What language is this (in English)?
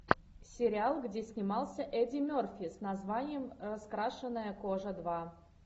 Russian